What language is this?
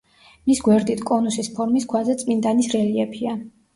Georgian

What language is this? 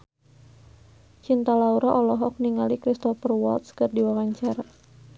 Sundanese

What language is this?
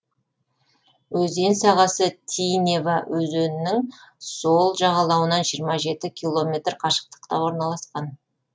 Kazakh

